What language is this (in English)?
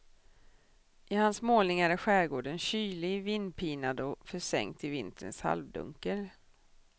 Swedish